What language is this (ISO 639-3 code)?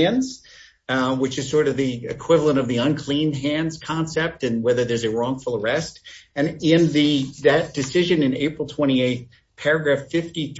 eng